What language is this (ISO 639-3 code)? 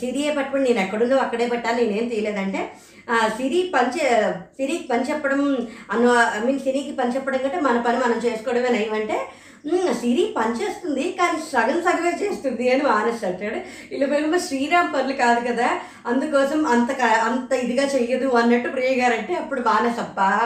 tel